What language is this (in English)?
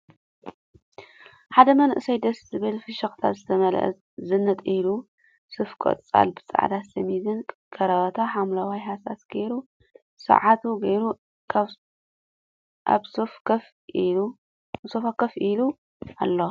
Tigrinya